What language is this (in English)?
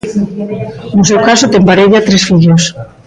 Galician